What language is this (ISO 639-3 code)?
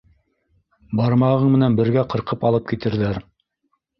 bak